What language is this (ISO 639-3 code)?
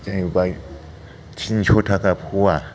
brx